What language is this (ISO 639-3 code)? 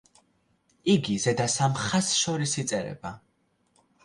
kat